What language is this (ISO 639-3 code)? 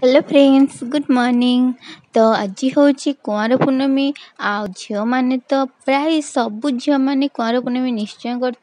hin